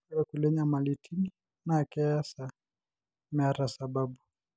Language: Masai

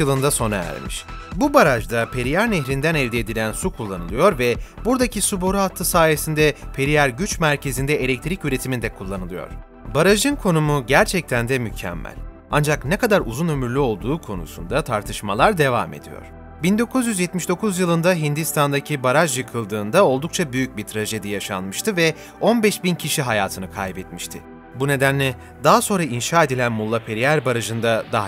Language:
Turkish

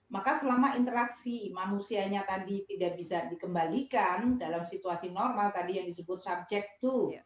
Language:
Indonesian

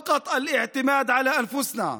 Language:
Hebrew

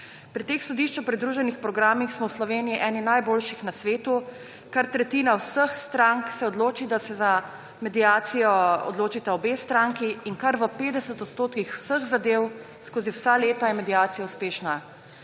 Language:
Slovenian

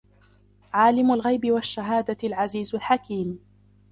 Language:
Arabic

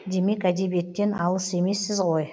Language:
Kazakh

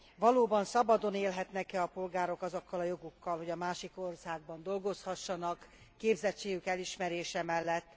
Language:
Hungarian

